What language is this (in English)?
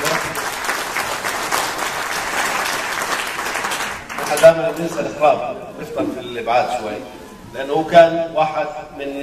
Arabic